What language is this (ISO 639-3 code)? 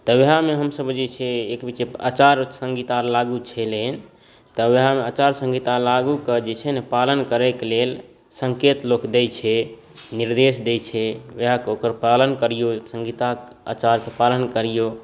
mai